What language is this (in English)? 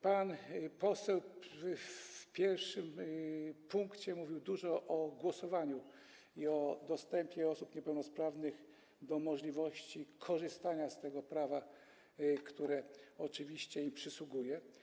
Polish